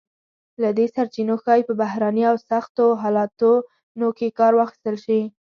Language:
Pashto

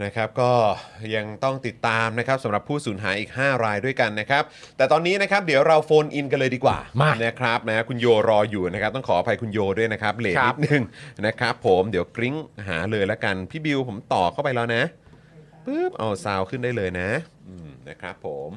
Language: Thai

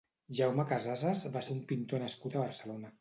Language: Catalan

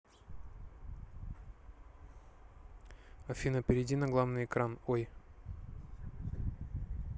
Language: Russian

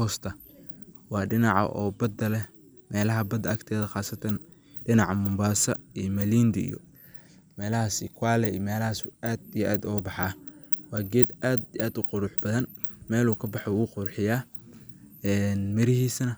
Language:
Somali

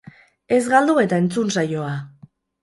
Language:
Basque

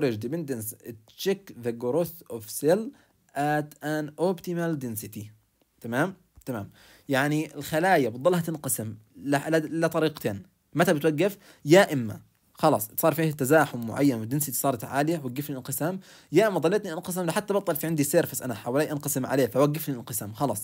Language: Arabic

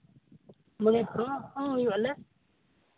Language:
Santali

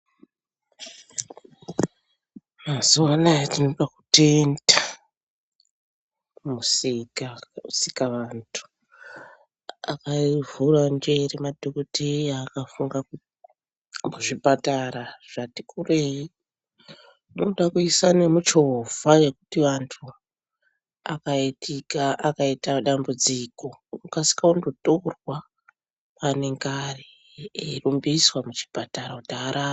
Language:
Ndau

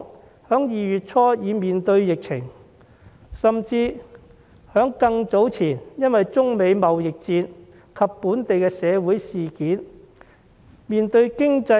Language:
Cantonese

